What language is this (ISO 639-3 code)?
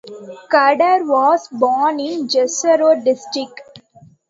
eng